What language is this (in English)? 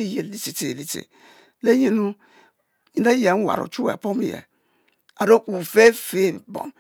Mbe